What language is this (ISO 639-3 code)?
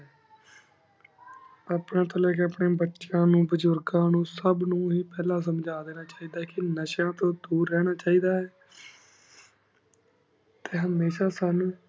pan